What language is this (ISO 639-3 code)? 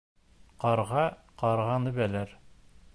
bak